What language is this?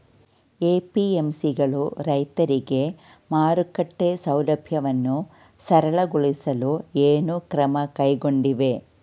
Kannada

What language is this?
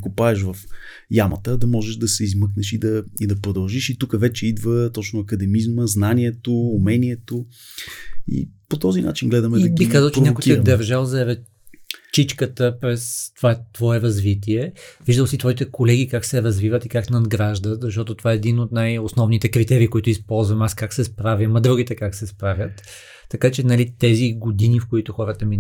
Bulgarian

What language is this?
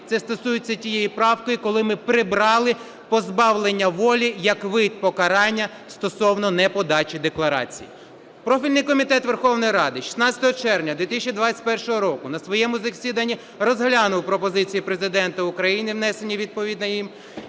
Ukrainian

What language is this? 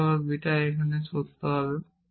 Bangla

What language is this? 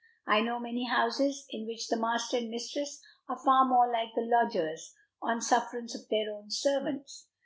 English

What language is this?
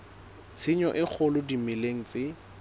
Southern Sotho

